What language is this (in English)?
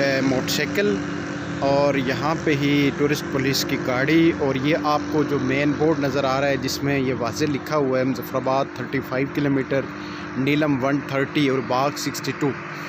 Hindi